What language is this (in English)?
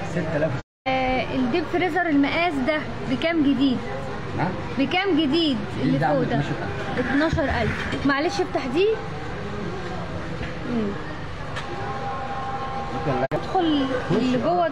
Arabic